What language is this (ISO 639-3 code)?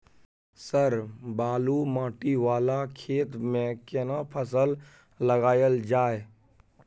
mai